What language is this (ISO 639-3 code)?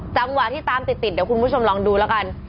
tha